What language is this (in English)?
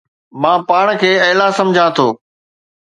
Sindhi